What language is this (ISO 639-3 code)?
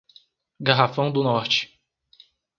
por